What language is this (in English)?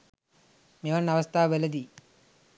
Sinhala